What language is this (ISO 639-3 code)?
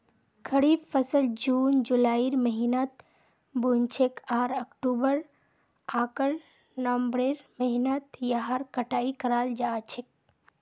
mag